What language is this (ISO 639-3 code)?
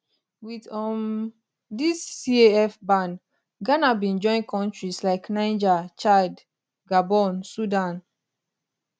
pcm